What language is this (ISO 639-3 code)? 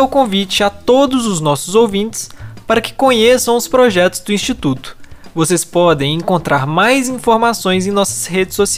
por